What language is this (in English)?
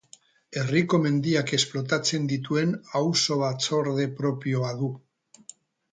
Basque